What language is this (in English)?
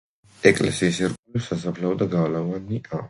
Georgian